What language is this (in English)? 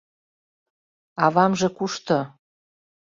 Mari